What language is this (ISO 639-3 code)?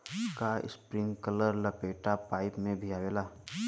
bho